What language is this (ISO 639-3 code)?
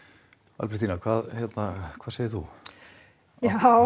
isl